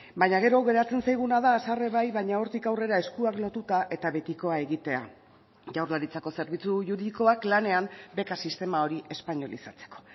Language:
Basque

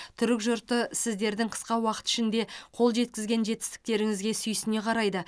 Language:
Kazakh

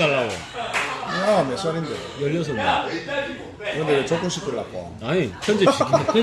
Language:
Korean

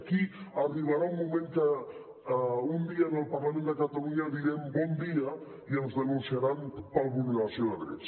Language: Catalan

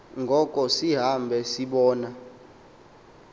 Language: Xhosa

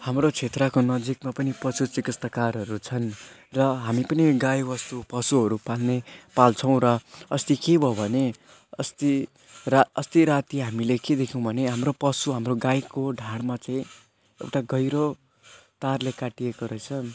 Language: Nepali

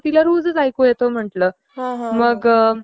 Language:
Marathi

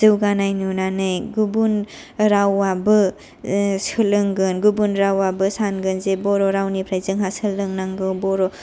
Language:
Bodo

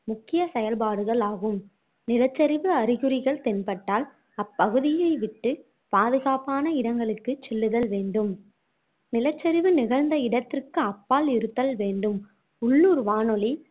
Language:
Tamil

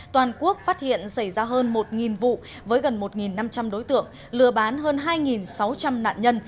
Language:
Vietnamese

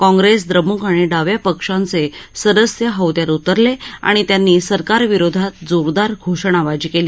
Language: Marathi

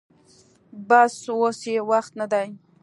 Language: Pashto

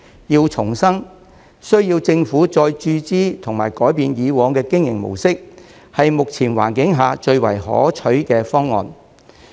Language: Cantonese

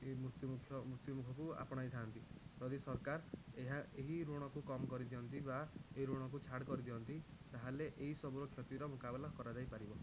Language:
Odia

